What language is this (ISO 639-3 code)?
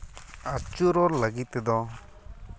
sat